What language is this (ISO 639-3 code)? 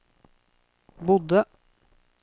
nor